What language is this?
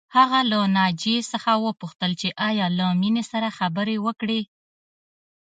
Pashto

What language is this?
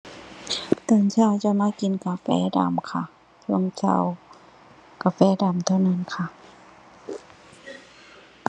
Thai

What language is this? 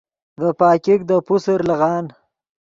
Yidgha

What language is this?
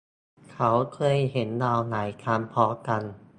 Thai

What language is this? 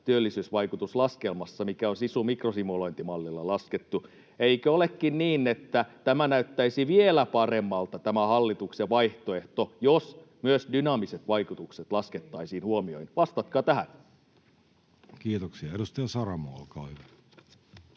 Finnish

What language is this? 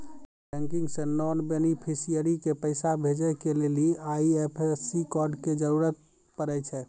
Maithili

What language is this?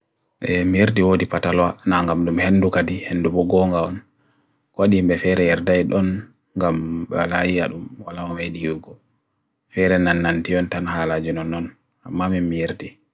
Bagirmi Fulfulde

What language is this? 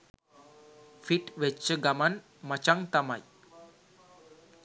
Sinhala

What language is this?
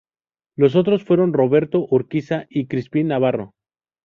Spanish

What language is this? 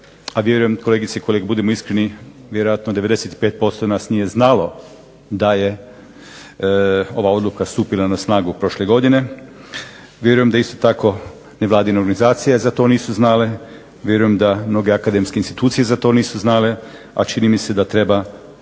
Croatian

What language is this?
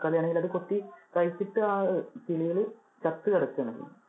Malayalam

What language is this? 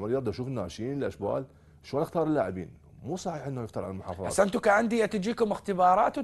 Arabic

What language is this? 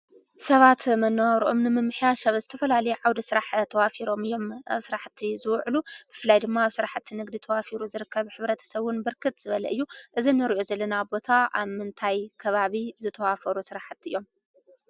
Tigrinya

